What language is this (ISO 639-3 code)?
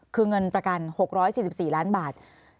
tha